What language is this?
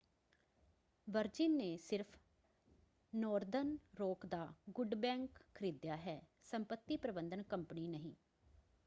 Punjabi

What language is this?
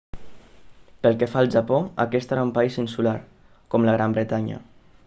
Catalan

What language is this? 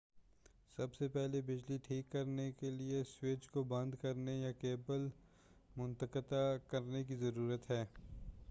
Urdu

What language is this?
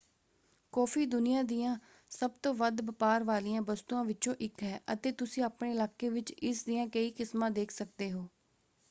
Punjabi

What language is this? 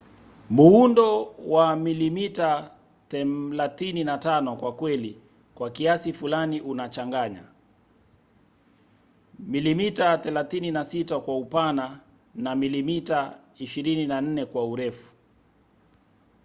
Swahili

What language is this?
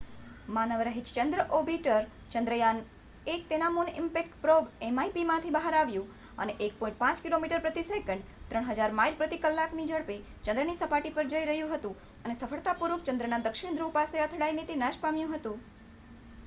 Gujarati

